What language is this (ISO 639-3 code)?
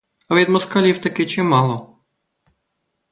ukr